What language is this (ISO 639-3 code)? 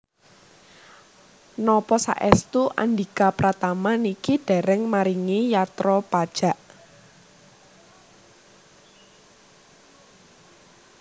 jav